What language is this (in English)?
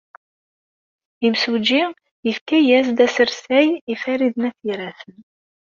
Kabyle